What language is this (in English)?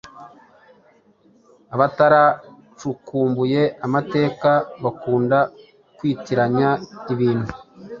Kinyarwanda